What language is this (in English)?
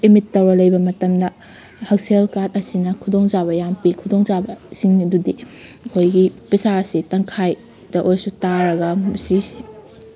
Manipuri